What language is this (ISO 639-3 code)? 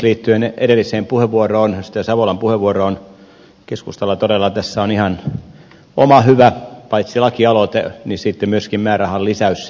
fin